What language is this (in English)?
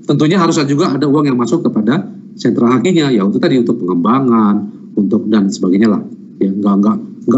Indonesian